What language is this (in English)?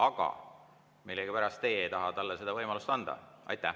Estonian